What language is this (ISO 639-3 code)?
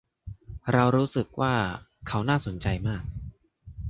tha